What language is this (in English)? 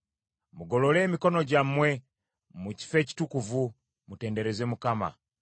Ganda